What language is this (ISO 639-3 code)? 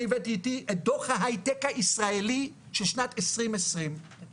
heb